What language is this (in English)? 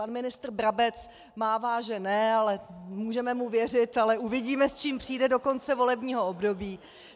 Czech